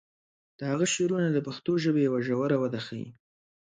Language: Pashto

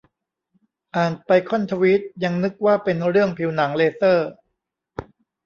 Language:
Thai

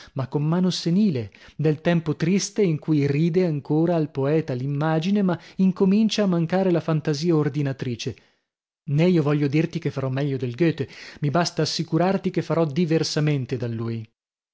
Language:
Italian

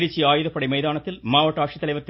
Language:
Tamil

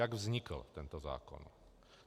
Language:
Czech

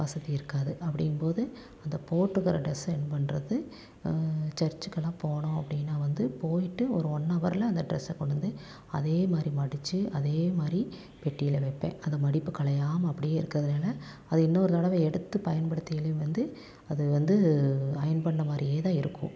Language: Tamil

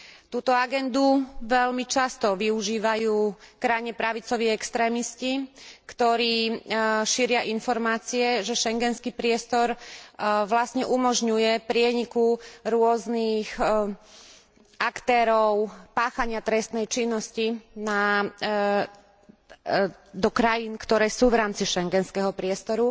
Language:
Slovak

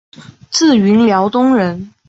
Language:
Chinese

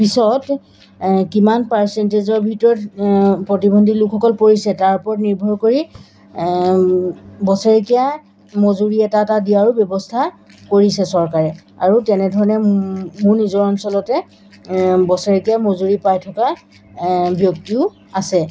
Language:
Assamese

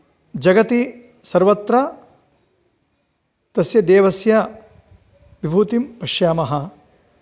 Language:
Sanskrit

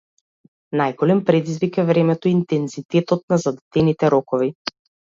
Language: Macedonian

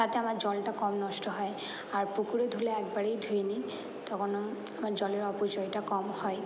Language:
Bangla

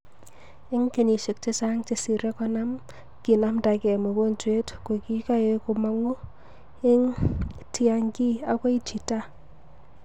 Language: Kalenjin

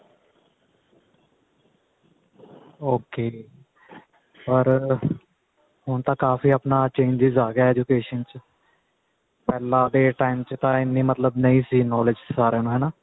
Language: Punjabi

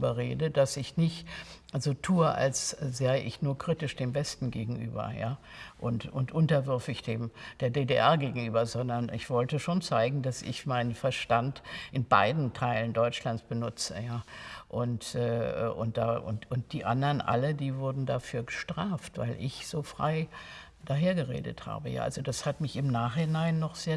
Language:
German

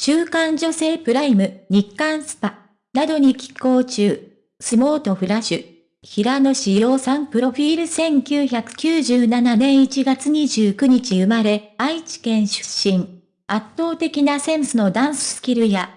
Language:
Japanese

